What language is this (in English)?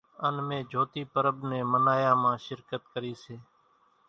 Kachi Koli